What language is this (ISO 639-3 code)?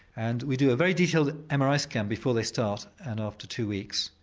eng